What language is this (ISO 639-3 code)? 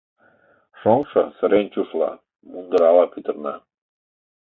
chm